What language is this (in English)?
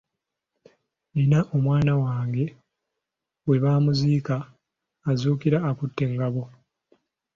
Ganda